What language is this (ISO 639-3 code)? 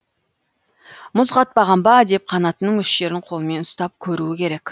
kaz